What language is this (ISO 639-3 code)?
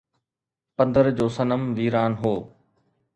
snd